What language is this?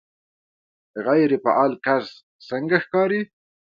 Pashto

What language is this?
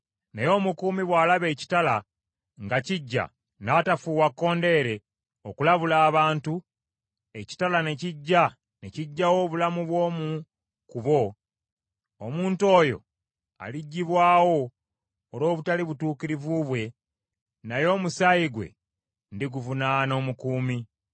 Ganda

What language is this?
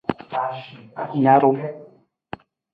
Nawdm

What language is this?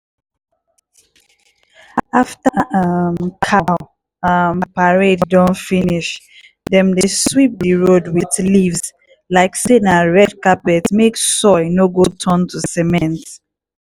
Nigerian Pidgin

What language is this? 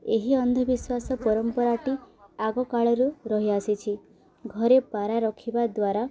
Odia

